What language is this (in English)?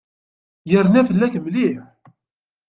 Kabyle